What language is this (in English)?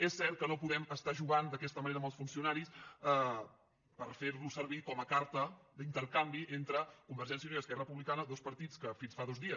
Catalan